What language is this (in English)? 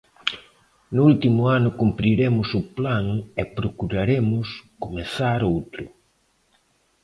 Galician